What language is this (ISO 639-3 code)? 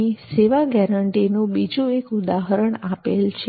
guj